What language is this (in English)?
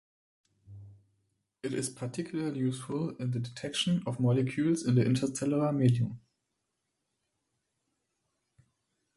English